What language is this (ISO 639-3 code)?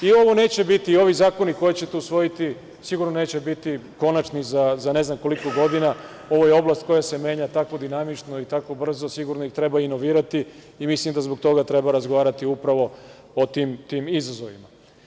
srp